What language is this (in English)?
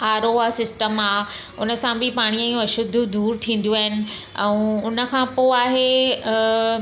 Sindhi